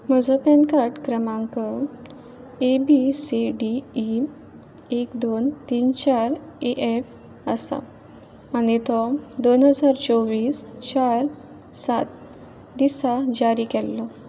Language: Konkani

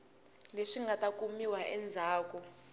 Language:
Tsonga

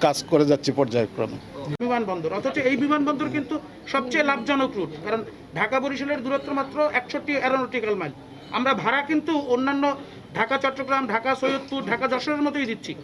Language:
Bangla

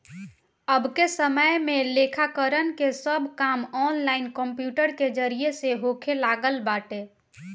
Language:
Bhojpuri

